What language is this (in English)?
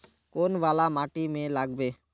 Magahi